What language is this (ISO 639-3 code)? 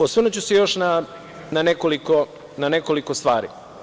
srp